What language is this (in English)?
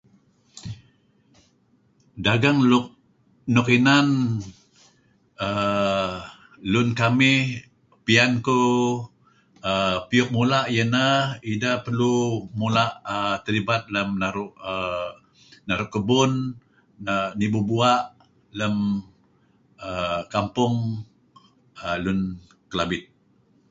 Kelabit